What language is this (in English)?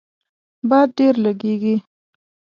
Pashto